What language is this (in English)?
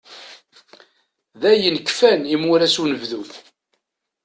Kabyle